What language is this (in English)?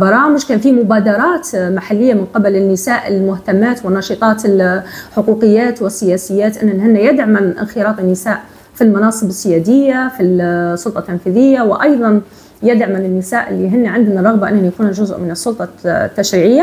Arabic